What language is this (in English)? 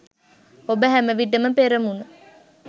Sinhala